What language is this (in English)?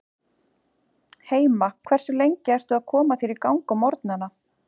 Icelandic